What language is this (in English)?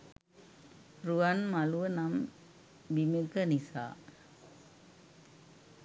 Sinhala